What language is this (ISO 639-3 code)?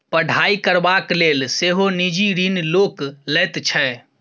mai